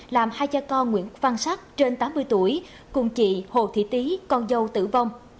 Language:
Vietnamese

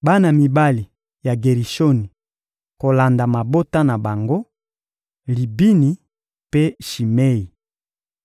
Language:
Lingala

